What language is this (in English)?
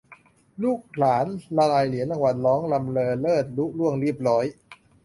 Thai